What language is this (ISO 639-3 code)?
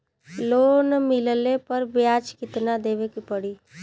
bho